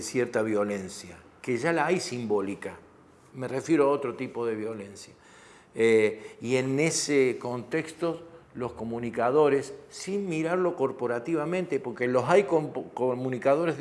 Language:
Spanish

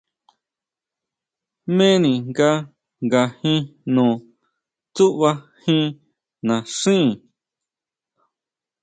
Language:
Huautla Mazatec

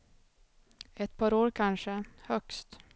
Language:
Swedish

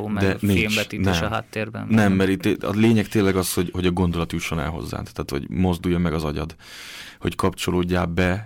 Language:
Hungarian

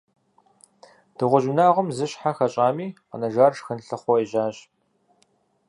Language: Kabardian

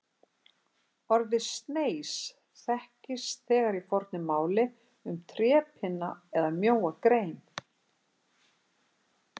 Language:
Icelandic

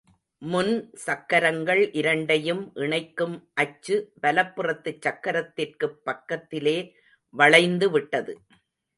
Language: Tamil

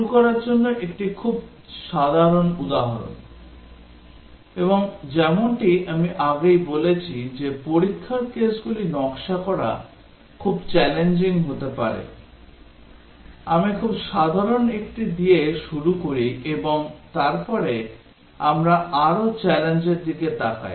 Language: Bangla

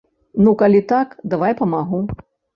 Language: Belarusian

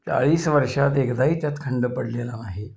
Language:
Marathi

